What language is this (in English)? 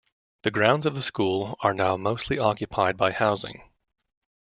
English